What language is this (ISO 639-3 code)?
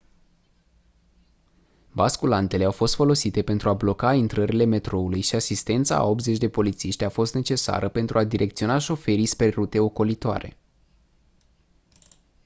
ron